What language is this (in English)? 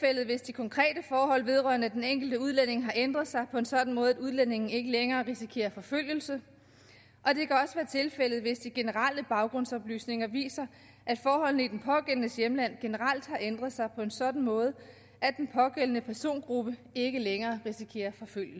Danish